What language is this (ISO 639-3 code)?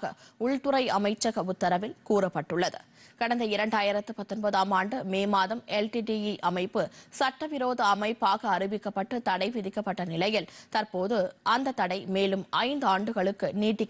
kor